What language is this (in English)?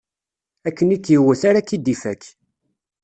Kabyle